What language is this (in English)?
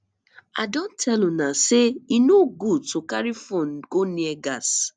Nigerian Pidgin